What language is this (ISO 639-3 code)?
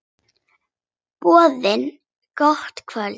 isl